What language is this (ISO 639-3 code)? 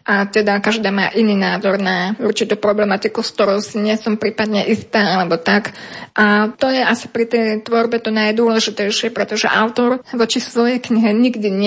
slk